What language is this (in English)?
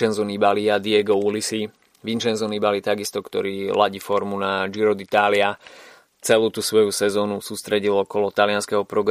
Slovak